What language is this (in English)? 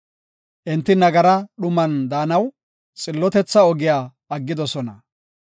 Gofa